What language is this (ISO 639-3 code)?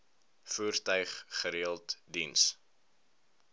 afr